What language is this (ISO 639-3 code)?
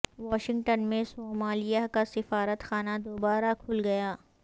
urd